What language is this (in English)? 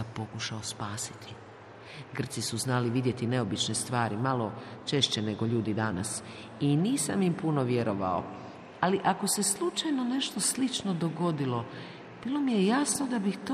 Croatian